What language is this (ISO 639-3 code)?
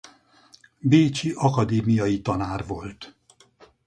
hun